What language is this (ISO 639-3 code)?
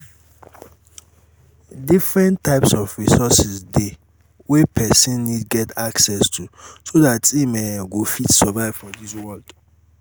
pcm